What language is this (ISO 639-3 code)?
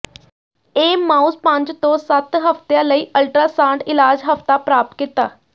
pan